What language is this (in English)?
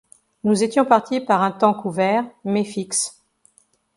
French